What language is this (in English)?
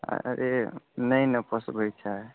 Maithili